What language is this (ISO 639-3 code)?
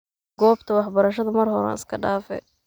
som